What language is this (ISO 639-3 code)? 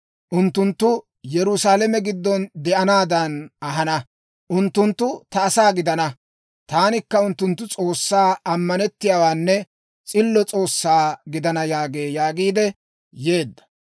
dwr